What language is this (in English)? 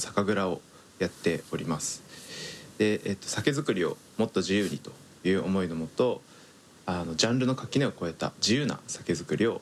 Japanese